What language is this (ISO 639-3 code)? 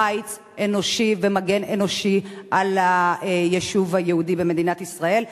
heb